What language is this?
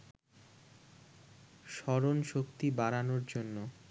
Bangla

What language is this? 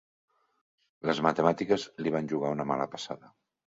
Catalan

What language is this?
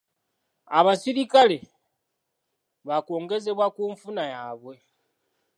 Ganda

